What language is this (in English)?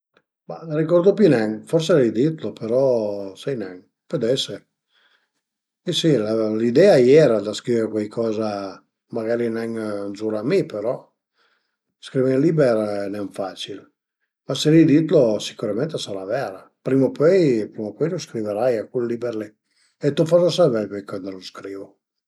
Piedmontese